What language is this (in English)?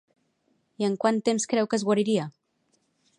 Catalan